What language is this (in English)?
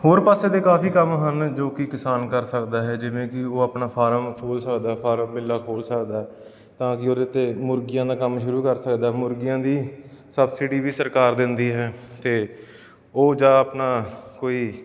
Punjabi